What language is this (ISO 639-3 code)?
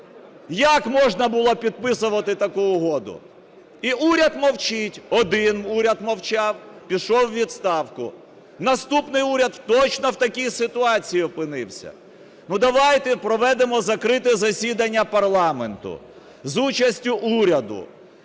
ukr